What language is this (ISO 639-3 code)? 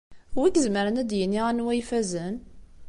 kab